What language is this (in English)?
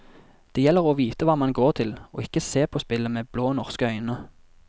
Norwegian